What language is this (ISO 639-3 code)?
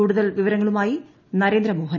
mal